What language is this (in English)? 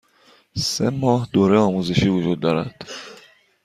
Persian